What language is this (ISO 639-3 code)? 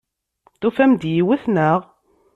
kab